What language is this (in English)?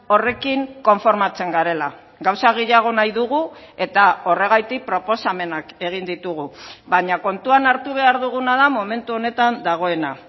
Basque